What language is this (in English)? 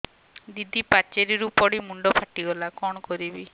Odia